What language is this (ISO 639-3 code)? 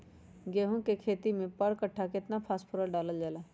mag